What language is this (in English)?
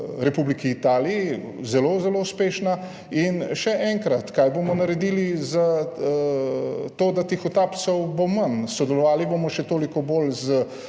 Slovenian